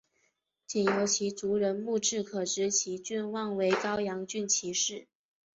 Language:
Chinese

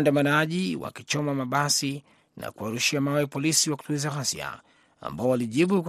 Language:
Swahili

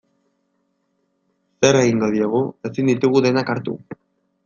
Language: Basque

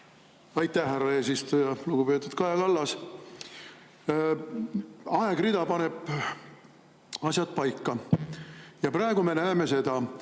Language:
Estonian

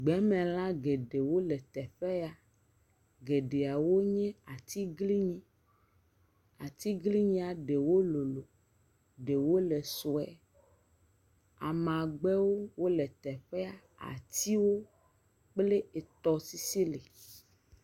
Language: Ewe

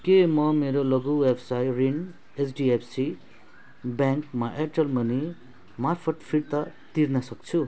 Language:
Nepali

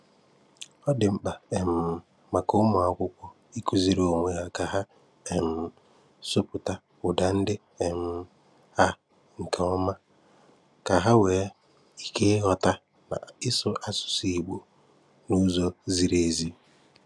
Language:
Igbo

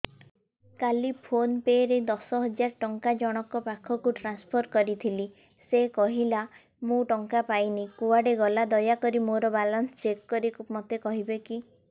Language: Odia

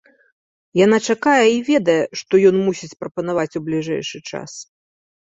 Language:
Belarusian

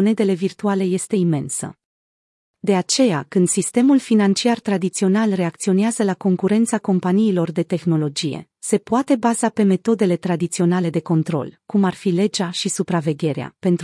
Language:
Romanian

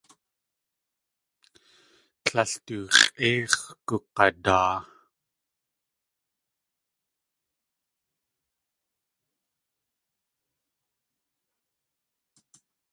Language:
Tlingit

